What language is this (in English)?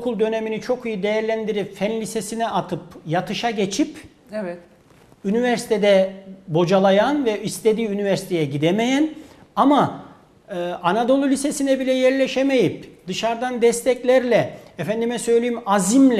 Turkish